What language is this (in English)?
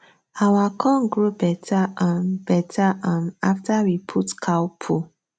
Nigerian Pidgin